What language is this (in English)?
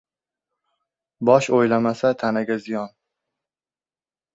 Uzbek